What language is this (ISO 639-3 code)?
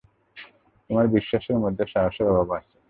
ben